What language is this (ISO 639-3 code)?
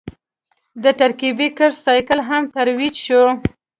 pus